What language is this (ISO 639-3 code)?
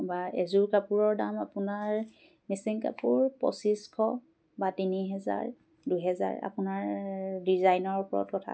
asm